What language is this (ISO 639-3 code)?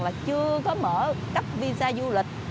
vie